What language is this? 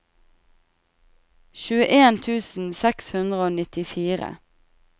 Norwegian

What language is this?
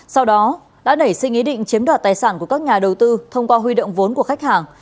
Vietnamese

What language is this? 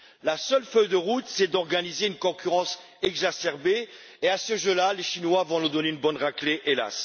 French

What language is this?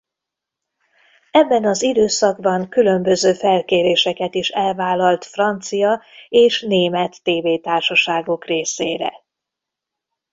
Hungarian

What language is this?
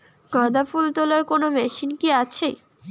Bangla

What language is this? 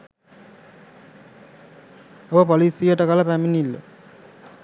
Sinhala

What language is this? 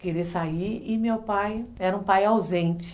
Portuguese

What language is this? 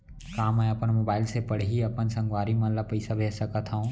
Chhattisgarhi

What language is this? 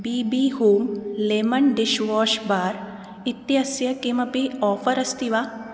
Sanskrit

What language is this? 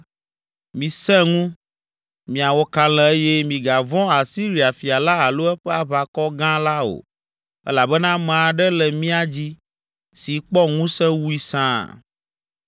Ewe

